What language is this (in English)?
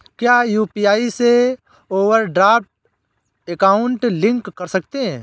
Hindi